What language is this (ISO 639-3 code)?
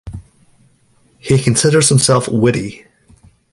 eng